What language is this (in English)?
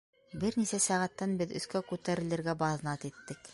Bashkir